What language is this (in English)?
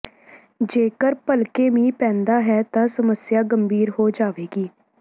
Punjabi